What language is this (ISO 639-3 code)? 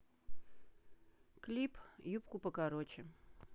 rus